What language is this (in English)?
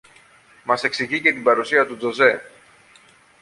Greek